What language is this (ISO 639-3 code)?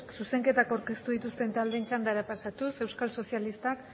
eus